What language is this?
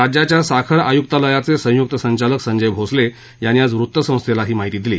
Marathi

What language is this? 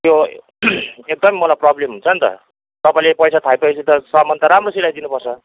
Nepali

